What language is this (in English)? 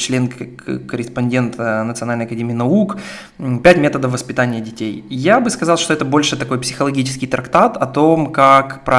Russian